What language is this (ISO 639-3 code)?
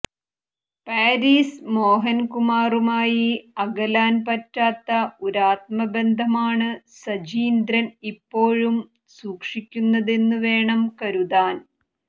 mal